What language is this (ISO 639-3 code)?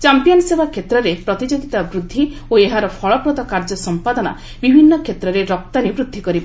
ori